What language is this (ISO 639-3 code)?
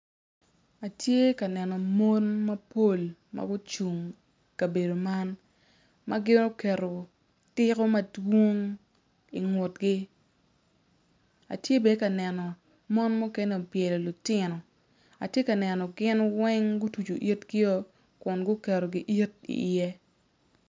ach